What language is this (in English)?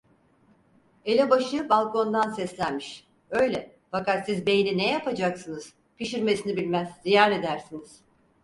Turkish